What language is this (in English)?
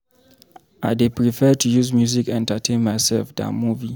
Nigerian Pidgin